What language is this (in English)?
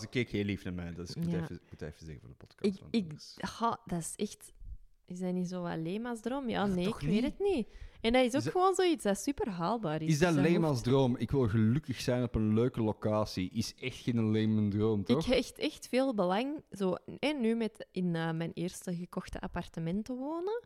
Dutch